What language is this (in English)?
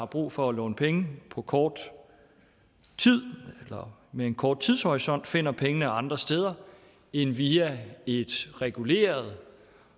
Danish